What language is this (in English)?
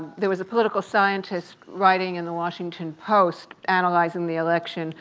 English